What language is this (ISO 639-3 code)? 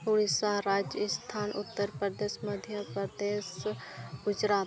sat